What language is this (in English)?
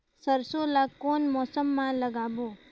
Chhattisgarhi